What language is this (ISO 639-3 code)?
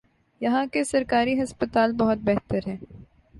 urd